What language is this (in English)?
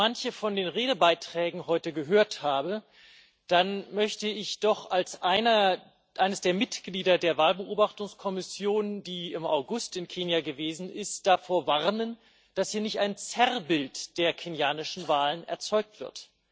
German